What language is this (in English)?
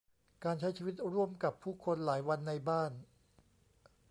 Thai